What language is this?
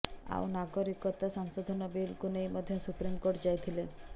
Odia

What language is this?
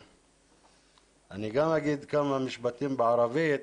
Hebrew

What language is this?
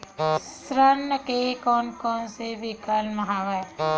Chhattisgarhi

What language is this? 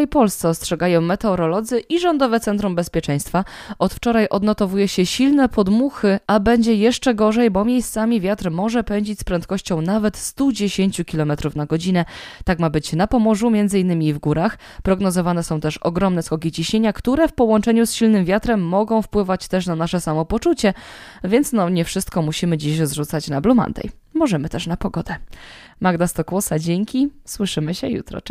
Polish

